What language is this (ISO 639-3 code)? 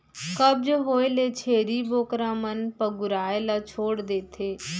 hne